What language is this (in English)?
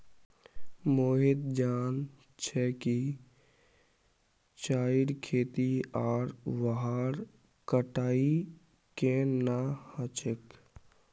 Magahi